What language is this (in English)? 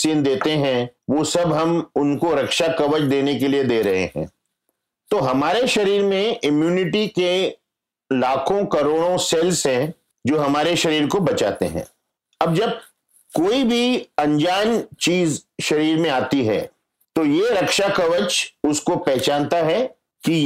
Hindi